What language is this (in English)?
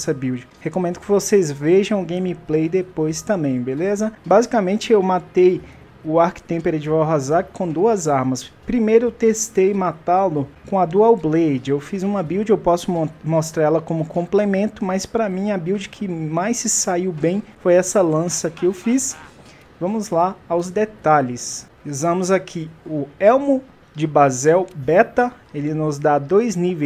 Portuguese